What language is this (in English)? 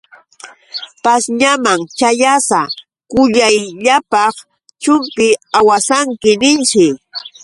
Yauyos Quechua